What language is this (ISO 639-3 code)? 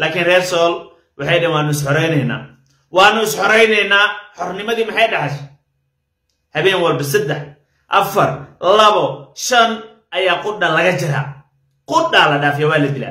ara